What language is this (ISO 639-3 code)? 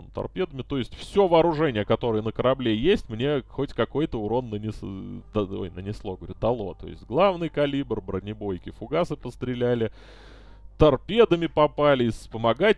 rus